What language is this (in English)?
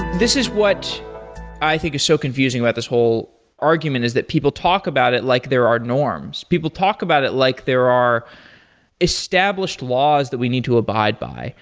English